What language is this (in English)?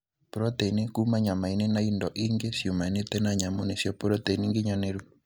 Kikuyu